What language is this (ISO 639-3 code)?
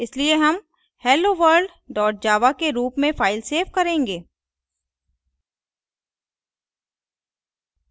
hin